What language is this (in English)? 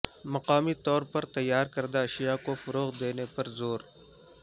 Urdu